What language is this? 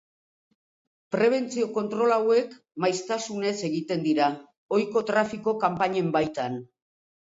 Basque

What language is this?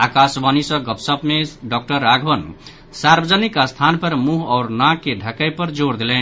Maithili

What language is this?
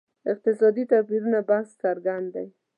Pashto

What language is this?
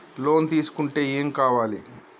Telugu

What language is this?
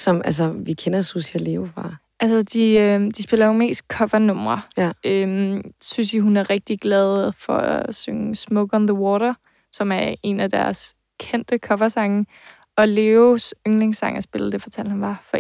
Danish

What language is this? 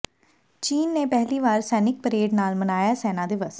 Punjabi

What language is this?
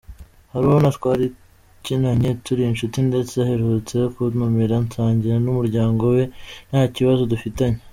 Kinyarwanda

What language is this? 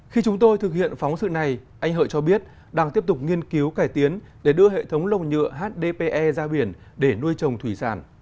Vietnamese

